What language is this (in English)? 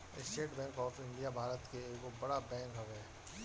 Bhojpuri